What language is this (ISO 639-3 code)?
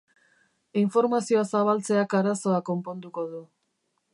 eus